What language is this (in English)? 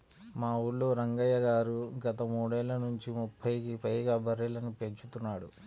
Telugu